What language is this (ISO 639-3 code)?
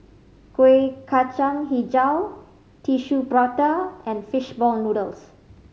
eng